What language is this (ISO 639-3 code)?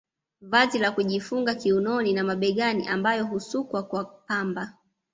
swa